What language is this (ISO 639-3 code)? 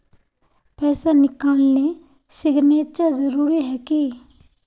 mag